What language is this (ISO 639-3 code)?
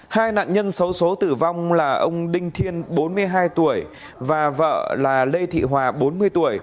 vie